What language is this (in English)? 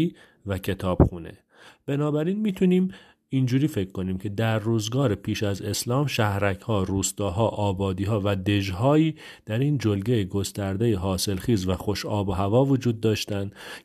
Persian